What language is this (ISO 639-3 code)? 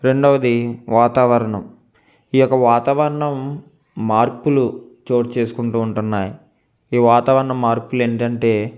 tel